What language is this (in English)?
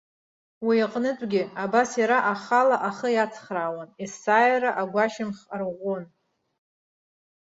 Abkhazian